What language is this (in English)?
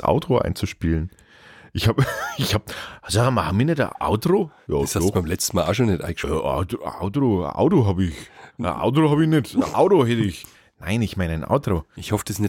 German